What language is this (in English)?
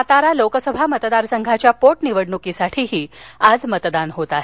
Marathi